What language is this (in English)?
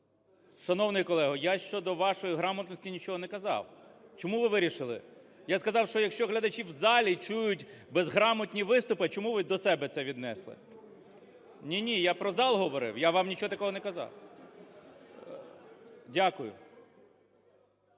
Ukrainian